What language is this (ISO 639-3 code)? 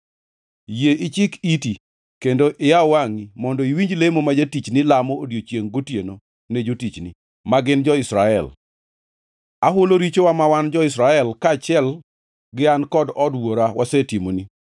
luo